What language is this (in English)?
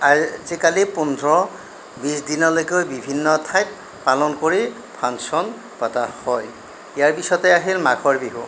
Assamese